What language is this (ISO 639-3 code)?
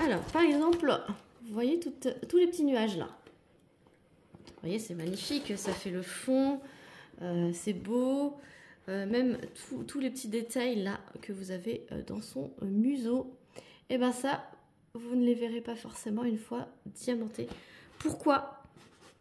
fra